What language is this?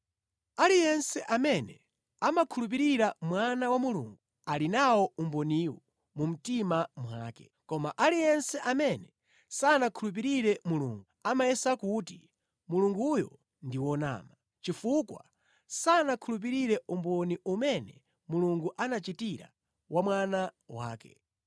Nyanja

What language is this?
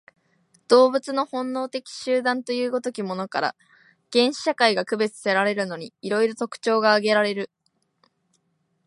Japanese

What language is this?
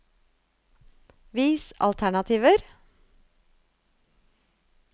Norwegian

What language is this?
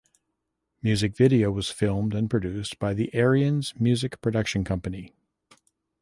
English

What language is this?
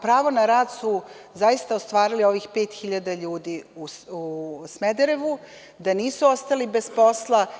Serbian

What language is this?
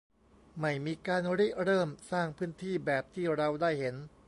Thai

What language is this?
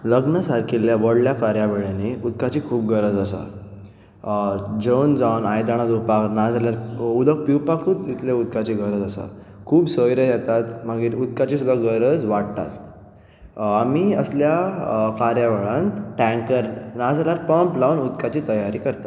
Konkani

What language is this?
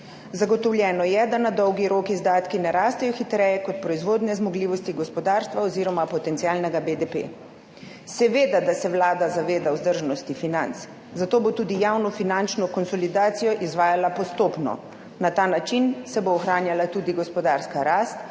Slovenian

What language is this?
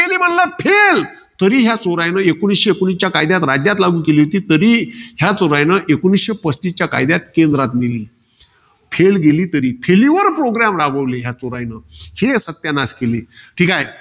Marathi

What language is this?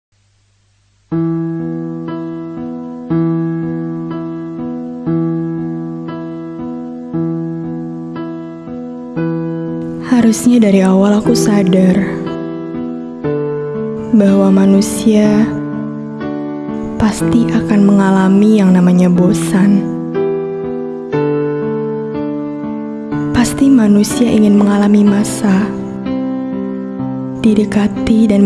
Indonesian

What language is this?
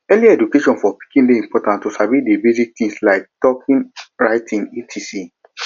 Nigerian Pidgin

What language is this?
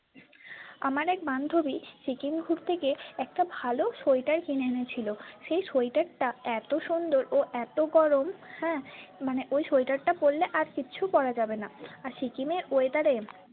Bangla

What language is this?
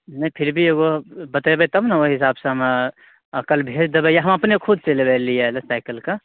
Maithili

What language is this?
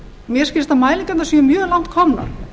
Icelandic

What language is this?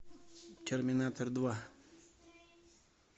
Russian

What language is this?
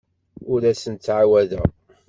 Kabyle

